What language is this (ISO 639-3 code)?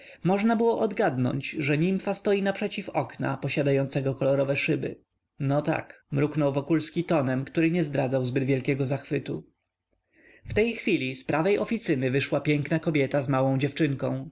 pol